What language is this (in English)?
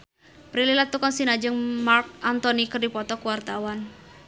Sundanese